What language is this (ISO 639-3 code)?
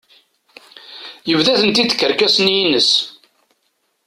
kab